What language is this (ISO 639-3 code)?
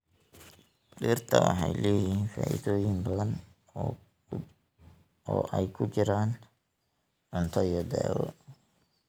som